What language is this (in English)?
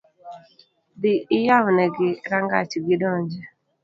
Luo (Kenya and Tanzania)